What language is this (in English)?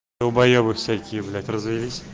Russian